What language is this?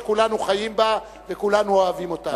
Hebrew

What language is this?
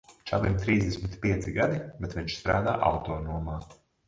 Latvian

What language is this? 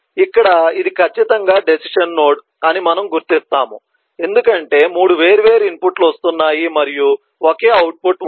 Telugu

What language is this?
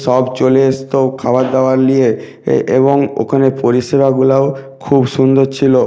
Bangla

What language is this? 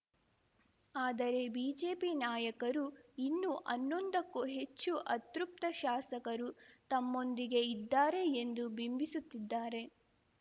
Kannada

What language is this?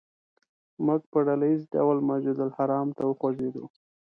Pashto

